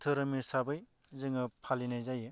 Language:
Bodo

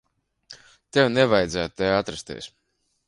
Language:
Latvian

